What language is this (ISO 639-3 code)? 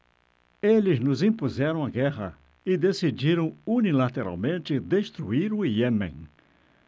por